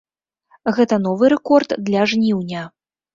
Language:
Belarusian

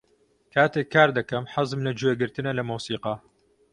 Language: Central Kurdish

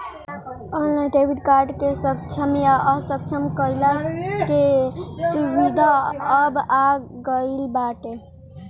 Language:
Bhojpuri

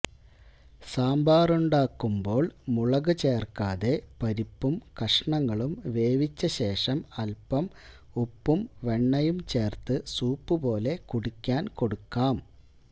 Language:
Malayalam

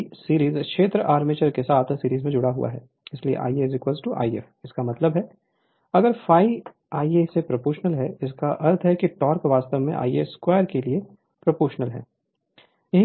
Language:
Hindi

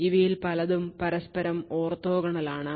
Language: Malayalam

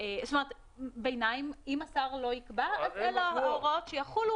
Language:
Hebrew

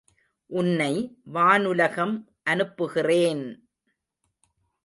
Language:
Tamil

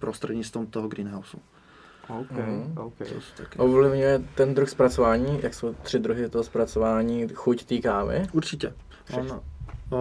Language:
Czech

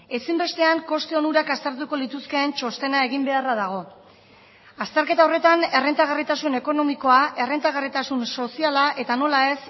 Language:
Basque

